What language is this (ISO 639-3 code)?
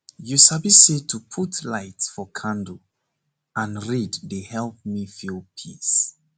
pcm